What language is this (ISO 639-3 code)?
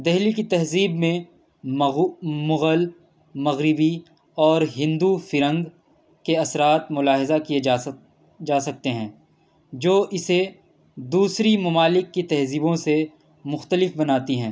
urd